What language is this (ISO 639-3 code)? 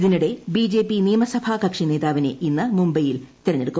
mal